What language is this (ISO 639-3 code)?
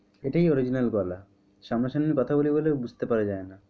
ben